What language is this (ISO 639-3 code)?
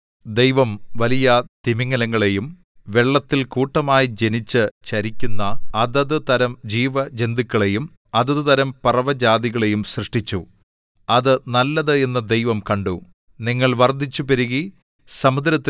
mal